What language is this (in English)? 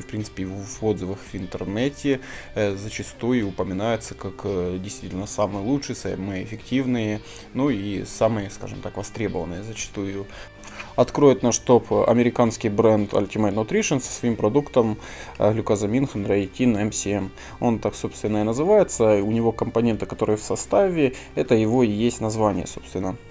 Russian